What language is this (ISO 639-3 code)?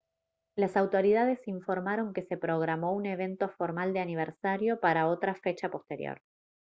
spa